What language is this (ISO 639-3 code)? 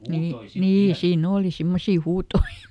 fin